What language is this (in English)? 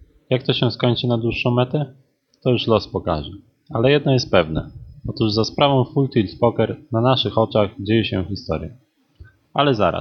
Polish